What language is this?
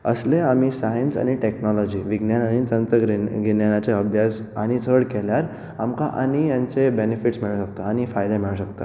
Konkani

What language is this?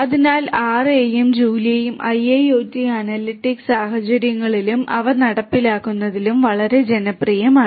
Malayalam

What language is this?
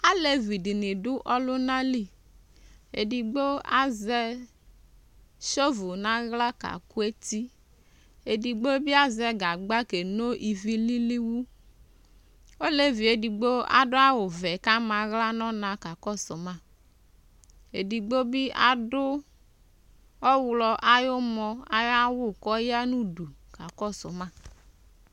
Ikposo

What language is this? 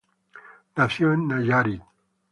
Spanish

